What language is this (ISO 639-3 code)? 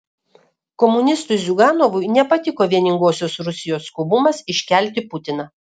lit